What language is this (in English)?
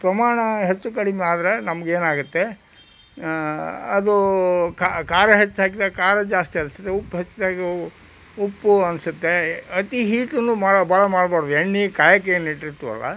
Kannada